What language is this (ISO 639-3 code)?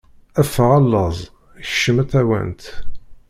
kab